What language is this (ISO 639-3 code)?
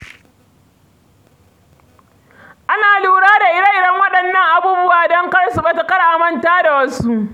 hau